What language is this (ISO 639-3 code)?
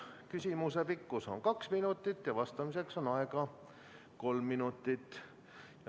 est